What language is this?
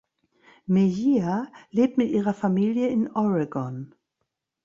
German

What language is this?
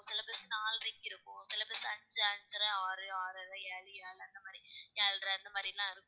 Tamil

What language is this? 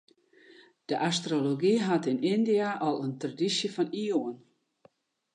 Western Frisian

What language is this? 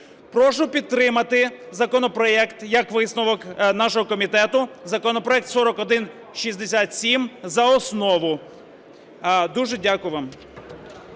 Ukrainian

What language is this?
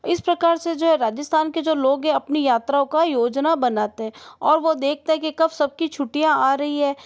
Hindi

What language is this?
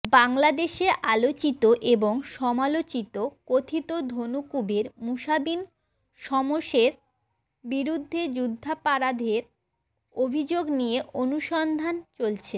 Bangla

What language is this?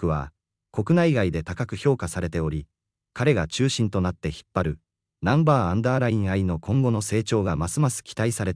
Japanese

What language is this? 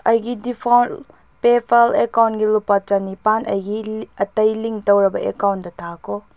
Manipuri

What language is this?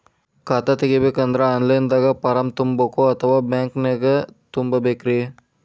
Kannada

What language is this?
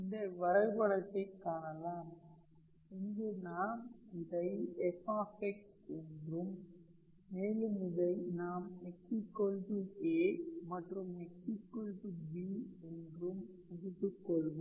Tamil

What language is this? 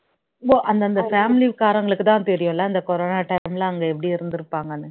Tamil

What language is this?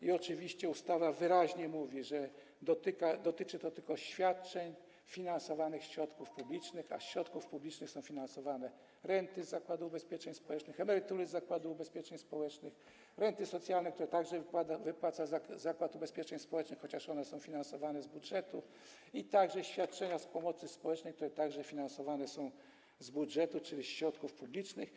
Polish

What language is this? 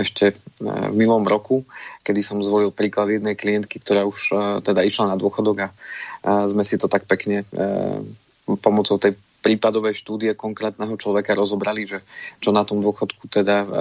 Slovak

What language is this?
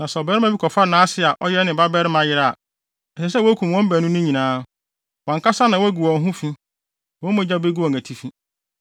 Akan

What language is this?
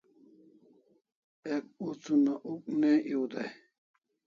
Kalasha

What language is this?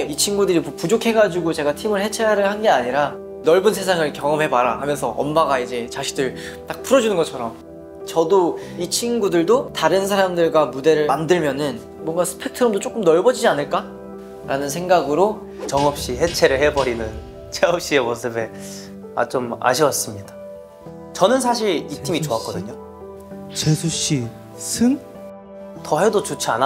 Korean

